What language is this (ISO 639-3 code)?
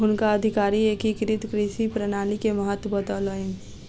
mai